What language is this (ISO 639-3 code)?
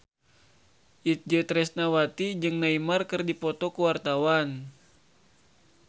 sun